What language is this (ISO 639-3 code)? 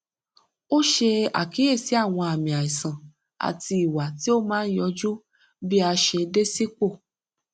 yor